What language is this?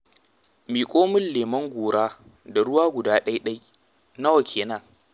Hausa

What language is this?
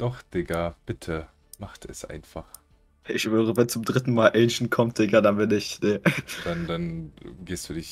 German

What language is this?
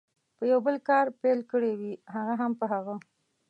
Pashto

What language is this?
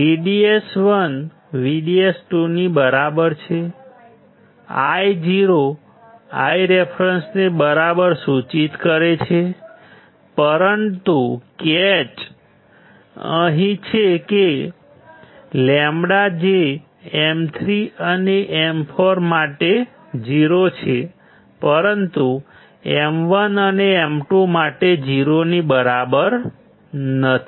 Gujarati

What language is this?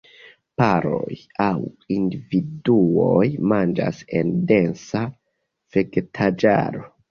Esperanto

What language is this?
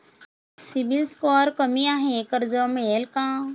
Marathi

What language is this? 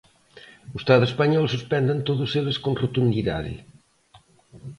Galician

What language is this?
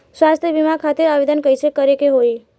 Bhojpuri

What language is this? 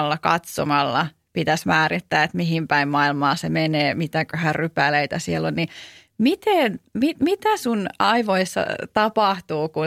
Finnish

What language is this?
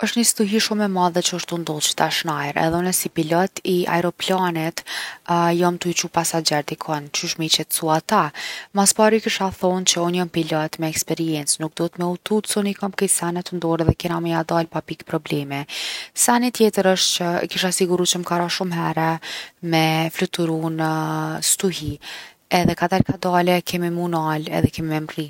Gheg Albanian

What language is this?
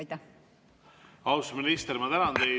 Estonian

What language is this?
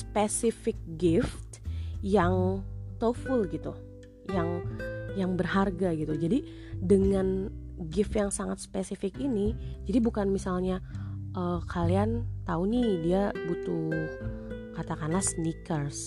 Indonesian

